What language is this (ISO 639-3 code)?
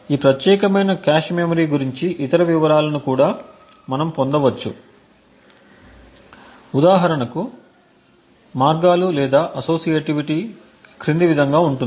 tel